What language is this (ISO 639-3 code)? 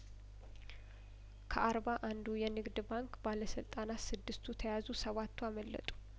amh